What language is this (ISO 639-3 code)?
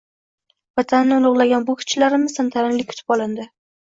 uzb